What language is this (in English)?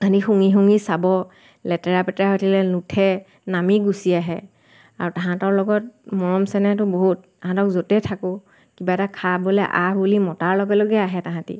Assamese